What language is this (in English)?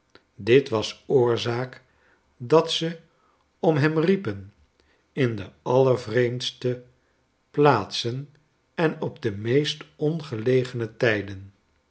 Dutch